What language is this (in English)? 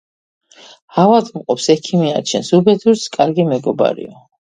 Georgian